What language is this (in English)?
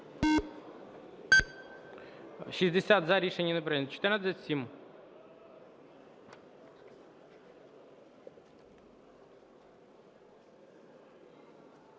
Ukrainian